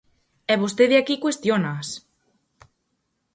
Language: Galician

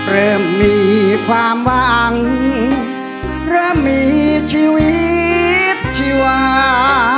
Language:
Thai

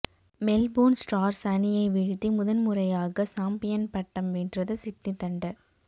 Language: Tamil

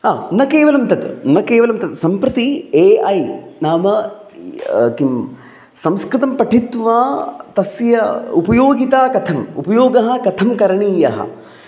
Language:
Sanskrit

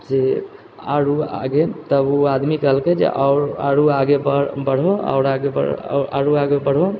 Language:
Maithili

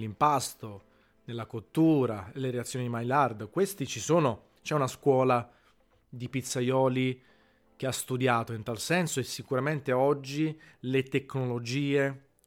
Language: Italian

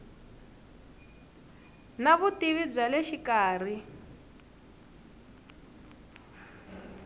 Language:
Tsonga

